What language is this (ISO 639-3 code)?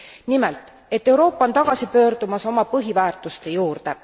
est